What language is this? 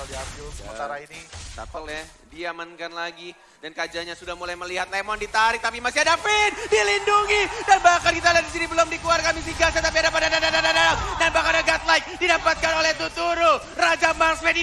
Indonesian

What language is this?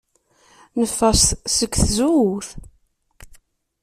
Kabyle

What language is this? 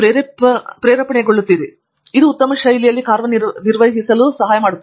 Kannada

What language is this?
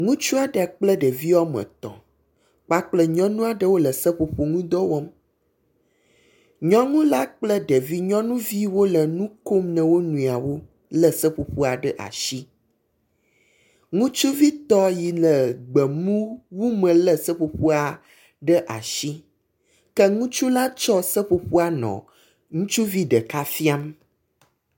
Ewe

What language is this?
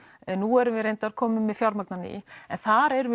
Icelandic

